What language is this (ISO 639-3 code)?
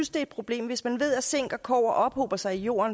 dan